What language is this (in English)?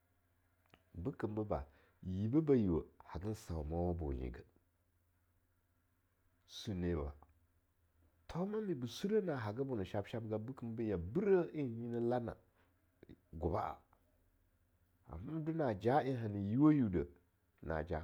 Longuda